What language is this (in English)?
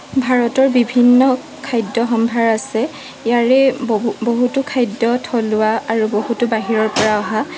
Assamese